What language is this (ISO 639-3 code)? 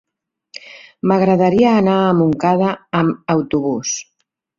cat